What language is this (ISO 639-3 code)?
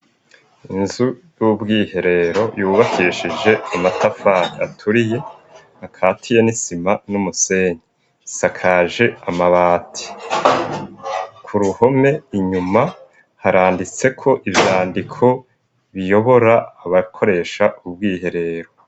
run